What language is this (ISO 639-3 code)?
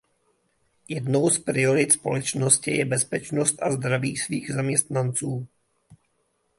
ces